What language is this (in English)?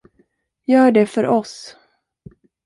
Swedish